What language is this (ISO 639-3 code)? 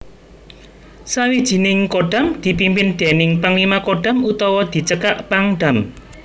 jav